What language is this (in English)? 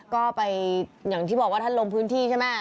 Thai